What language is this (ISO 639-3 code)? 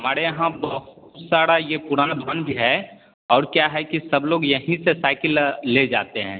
hin